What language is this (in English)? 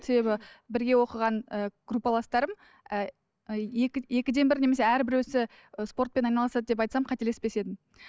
Kazakh